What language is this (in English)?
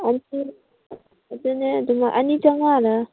Manipuri